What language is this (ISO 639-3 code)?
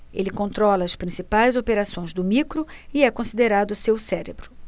por